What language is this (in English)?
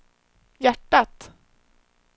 Swedish